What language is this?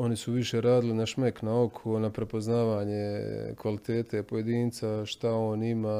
Croatian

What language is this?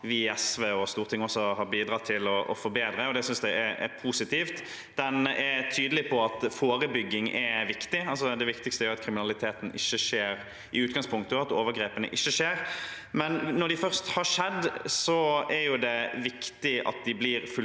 Norwegian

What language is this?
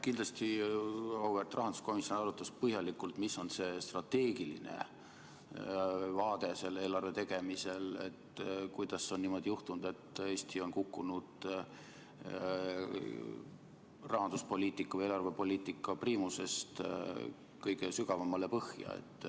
Estonian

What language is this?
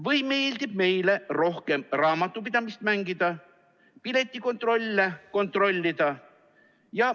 Estonian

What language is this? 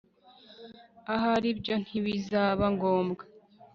Kinyarwanda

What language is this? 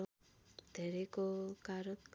Nepali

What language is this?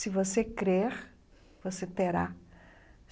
Portuguese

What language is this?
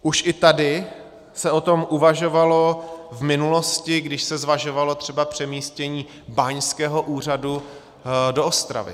Czech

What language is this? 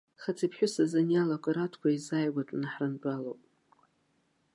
Abkhazian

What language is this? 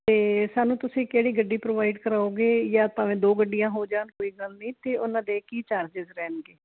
Punjabi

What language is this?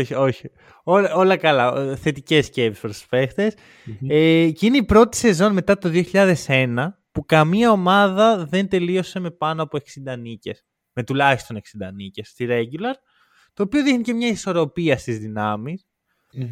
Greek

